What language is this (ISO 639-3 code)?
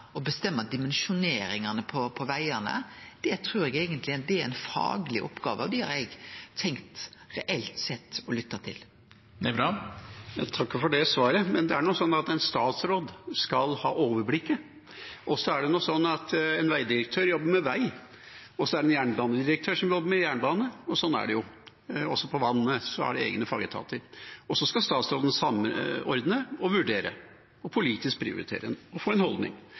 nor